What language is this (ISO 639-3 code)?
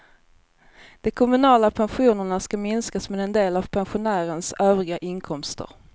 swe